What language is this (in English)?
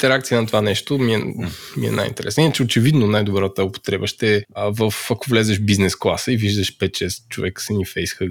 Bulgarian